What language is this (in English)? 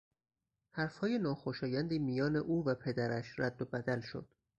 Persian